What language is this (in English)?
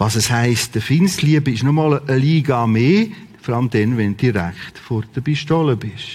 German